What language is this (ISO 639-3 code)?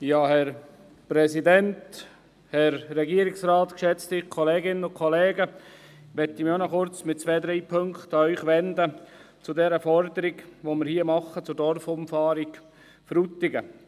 gsw